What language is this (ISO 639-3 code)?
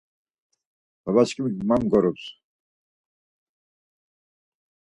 lzz